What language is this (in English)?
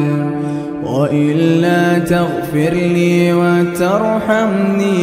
Arabic